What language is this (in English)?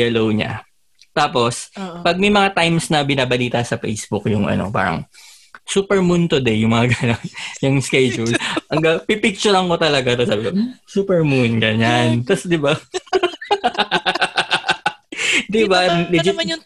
Filipino